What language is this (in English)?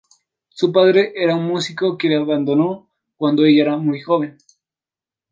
Spanish